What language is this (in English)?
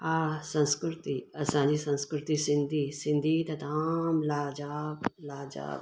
Sindhi